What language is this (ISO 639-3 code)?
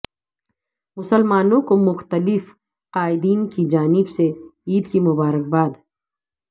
urd